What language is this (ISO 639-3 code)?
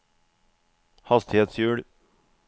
nor